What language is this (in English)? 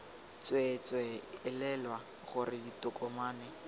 Tswana